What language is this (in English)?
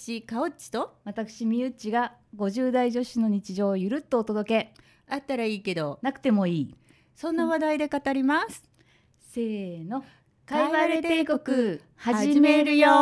Japanese